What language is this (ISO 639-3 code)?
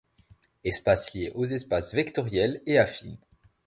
fra